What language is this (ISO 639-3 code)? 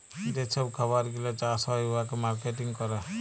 ben